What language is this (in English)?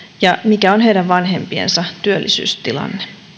Finnish